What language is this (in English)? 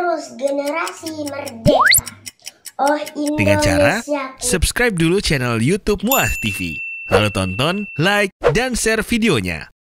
Indonesian